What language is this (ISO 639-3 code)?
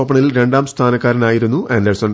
mal